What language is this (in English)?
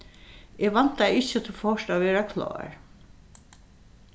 Faroese